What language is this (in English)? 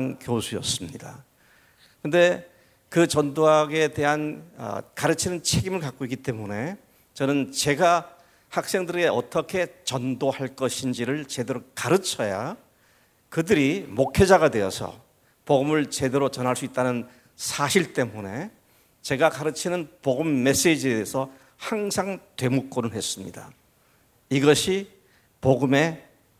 Korean